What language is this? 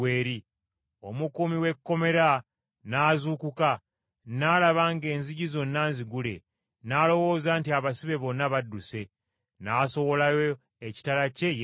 Ganda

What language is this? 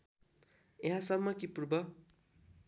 Nepali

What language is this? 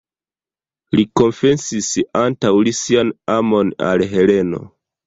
Esperanto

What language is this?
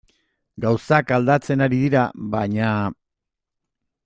Basque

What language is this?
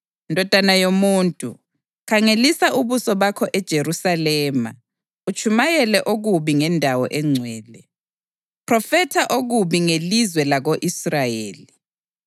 North Ndebele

